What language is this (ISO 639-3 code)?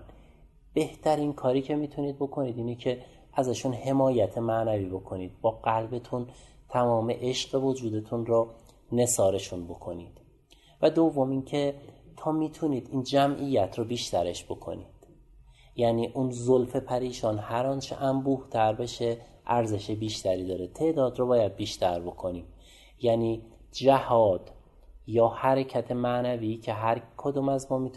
fas